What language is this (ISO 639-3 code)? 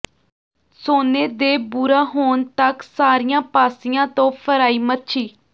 pan